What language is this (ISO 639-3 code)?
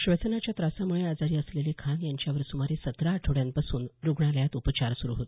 mar